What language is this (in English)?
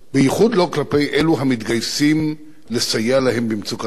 Hebrew